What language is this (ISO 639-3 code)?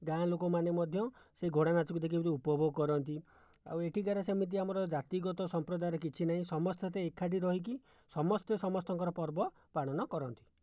ori